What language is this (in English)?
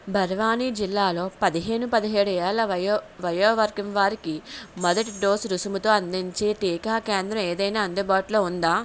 Telugu